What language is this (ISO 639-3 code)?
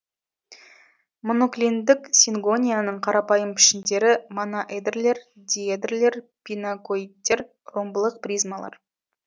kaz